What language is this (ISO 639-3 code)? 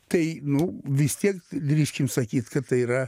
lit